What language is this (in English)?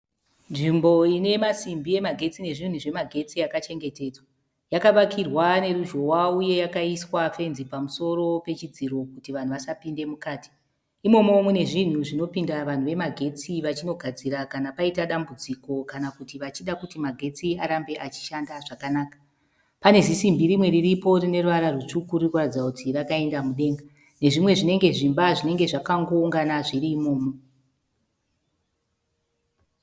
Shona